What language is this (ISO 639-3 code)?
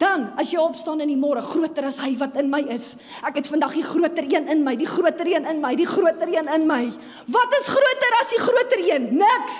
nld